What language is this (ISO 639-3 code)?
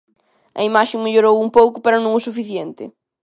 glg